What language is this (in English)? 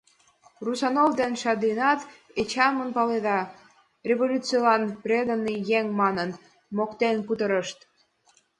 Mari